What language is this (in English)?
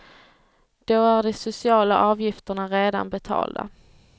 Swedish